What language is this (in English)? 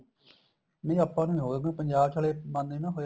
Punjabi